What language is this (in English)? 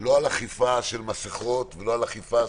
Hebrew